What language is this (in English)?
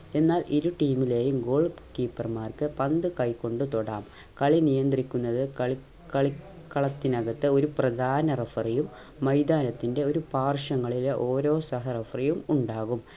Malayalam